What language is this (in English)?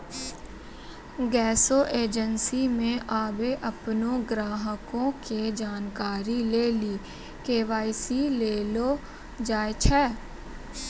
Maithili